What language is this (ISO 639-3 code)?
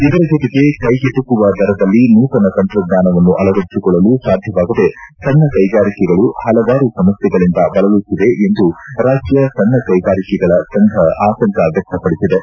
kan